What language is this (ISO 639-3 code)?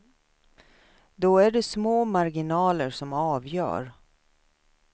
swe